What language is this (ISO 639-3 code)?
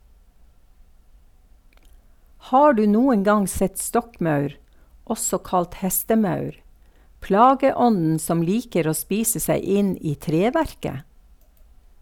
nor